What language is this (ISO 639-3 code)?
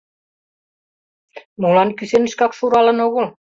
chm